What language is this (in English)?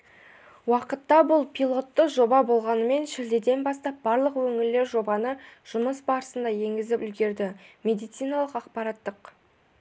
Kazakh